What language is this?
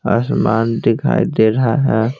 Hindi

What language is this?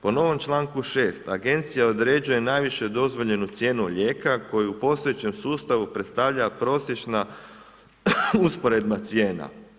Croatian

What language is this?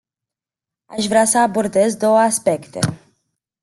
Romanian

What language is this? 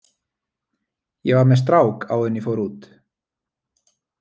Icelandic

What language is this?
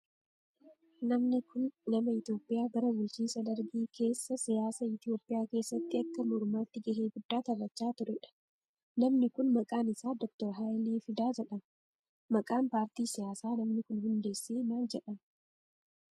Oromo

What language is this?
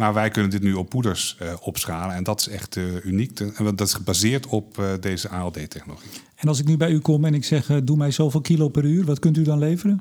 Dutch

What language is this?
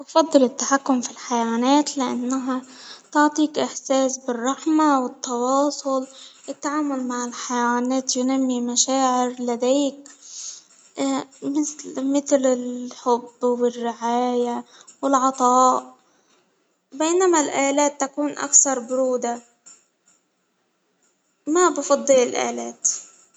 Hijazi Arabic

